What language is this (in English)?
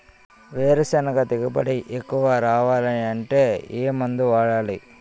Telugu